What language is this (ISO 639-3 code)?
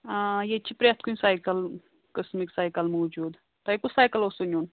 kas